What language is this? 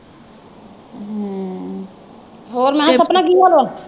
Punjabi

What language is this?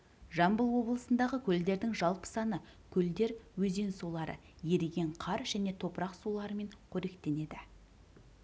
Kazakh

